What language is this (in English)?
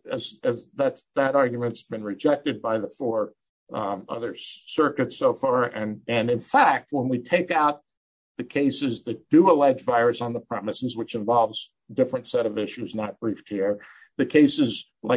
English